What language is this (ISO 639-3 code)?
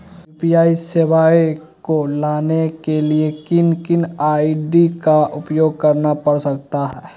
mag